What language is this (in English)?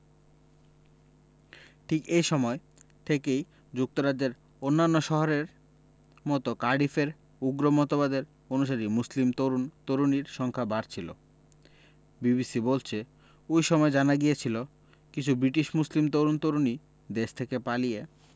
Bangla